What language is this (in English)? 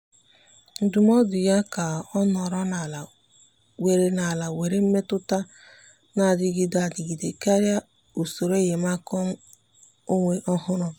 Igbo